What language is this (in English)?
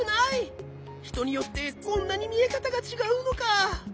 Japanese